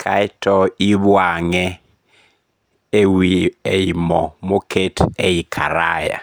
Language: Luo (Kenya and Tanzania)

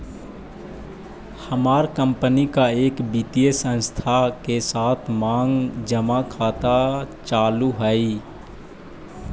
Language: Magahi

